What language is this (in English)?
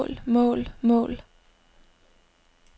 Danish